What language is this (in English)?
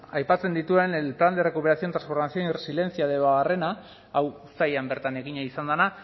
Basque